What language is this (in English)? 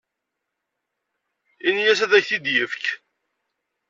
Kabyle